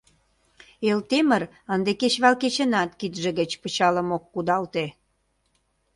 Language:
Mari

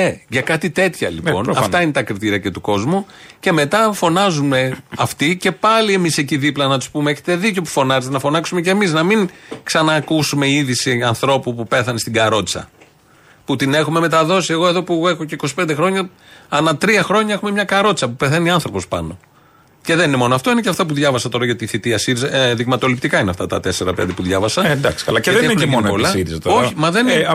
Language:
Greek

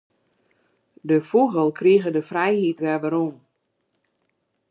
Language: Western Frisian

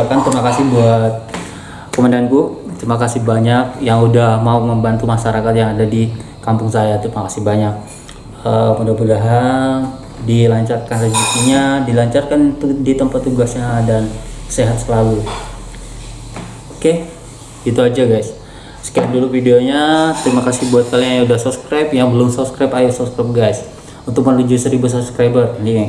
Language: Indonesian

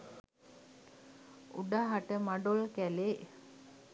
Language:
Sinhala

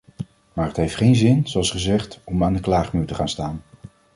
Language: Dutch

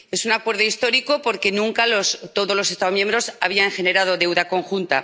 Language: Spanish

